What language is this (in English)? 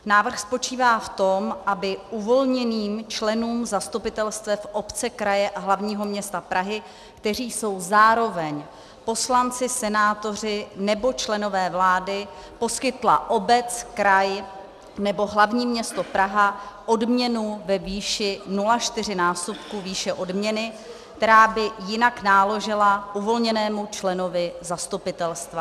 Czech